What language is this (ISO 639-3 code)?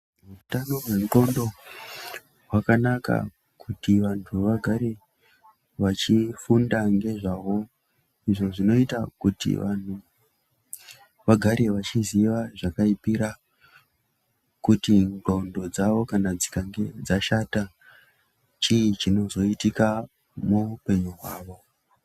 ndc